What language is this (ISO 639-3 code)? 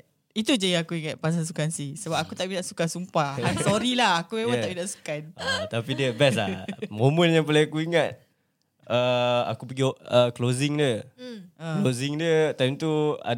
msa